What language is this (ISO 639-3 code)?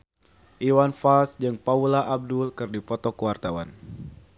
sun